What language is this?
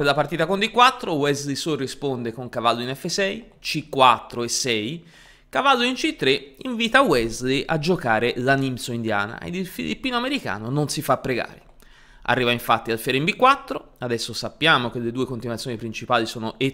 Italian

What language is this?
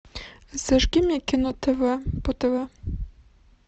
Russian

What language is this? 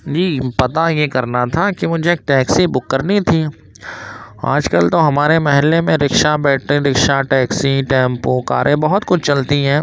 Urdu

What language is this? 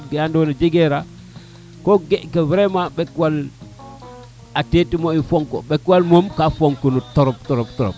Serer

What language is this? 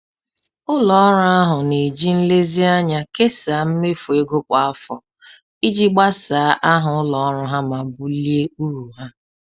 Igbo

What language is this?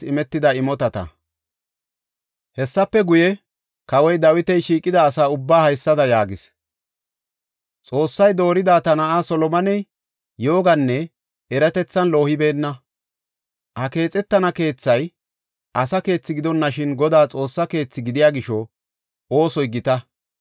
Gofa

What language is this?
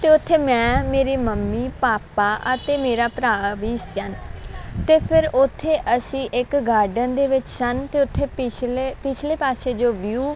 Punjabi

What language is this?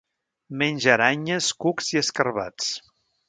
Catalan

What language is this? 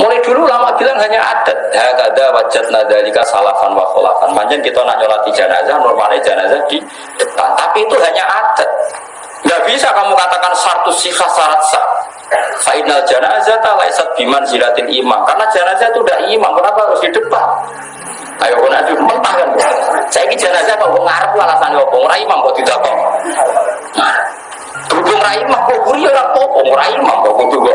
Indonesian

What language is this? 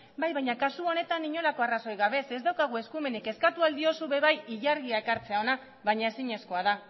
Basque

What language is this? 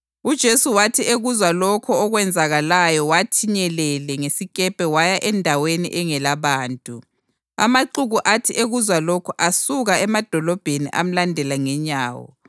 North Ndebele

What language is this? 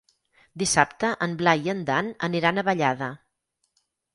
Catalan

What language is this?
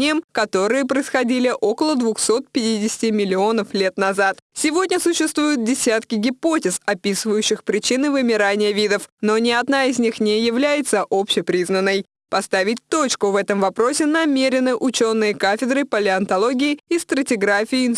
Russian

